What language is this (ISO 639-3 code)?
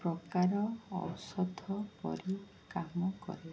ori